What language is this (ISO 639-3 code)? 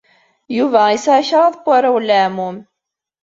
kab